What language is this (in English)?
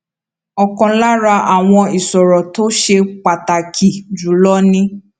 Yoruba